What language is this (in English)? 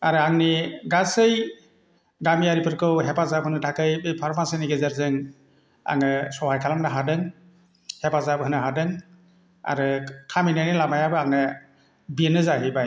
Bodo